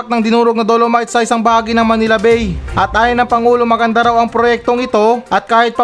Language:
Filipino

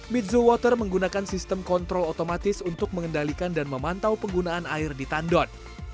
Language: Indonesian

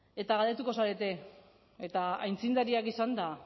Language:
Basque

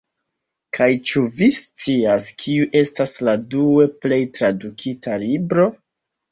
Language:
Esperanto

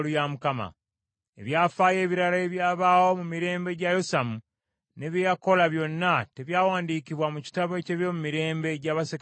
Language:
Ganda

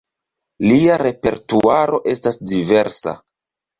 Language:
Esperanto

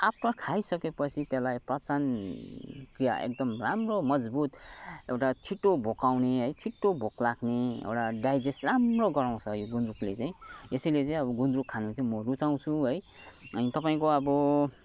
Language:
Nepali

